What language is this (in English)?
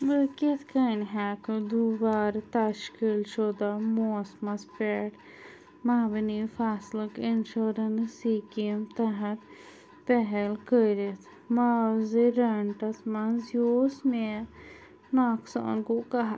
Kashmiri